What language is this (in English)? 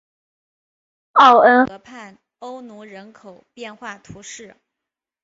Chinese